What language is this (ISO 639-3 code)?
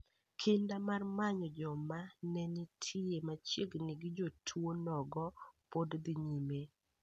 luo